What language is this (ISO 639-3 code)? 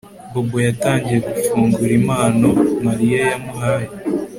kin